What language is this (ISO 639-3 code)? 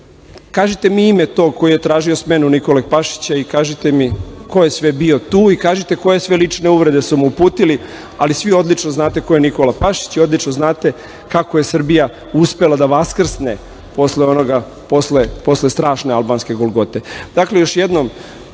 srp